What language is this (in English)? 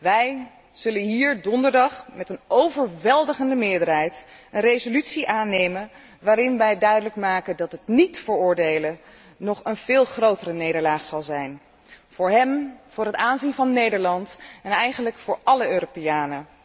Dutch